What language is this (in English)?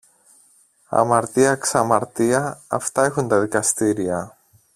Greek